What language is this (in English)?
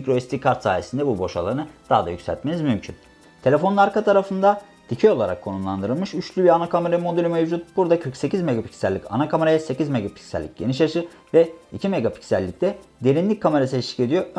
Turkish